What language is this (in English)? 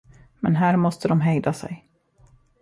Swedish